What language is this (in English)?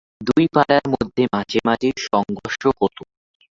Bangla